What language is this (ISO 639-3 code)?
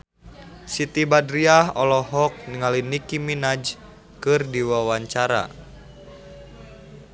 sun